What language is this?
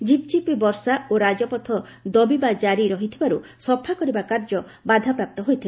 Odia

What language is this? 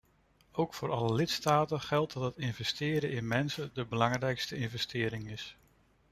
Dutch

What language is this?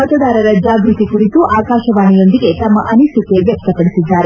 Kannada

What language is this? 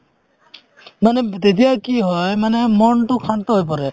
Assamese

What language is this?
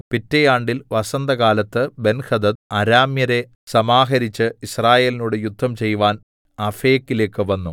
Malayalam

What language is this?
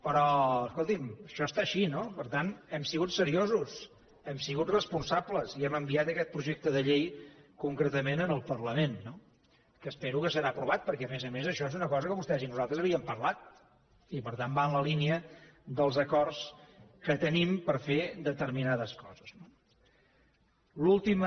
Catalan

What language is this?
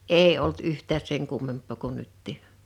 Finnish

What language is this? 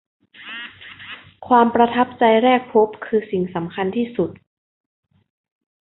Thai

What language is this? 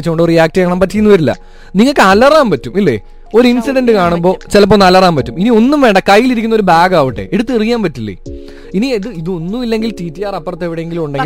Malayalam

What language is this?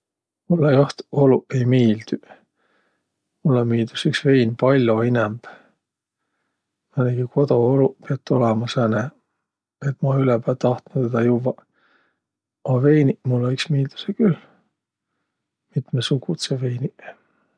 Võro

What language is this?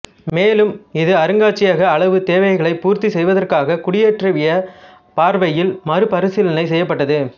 Tamil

